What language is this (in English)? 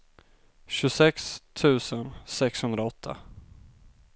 Swedish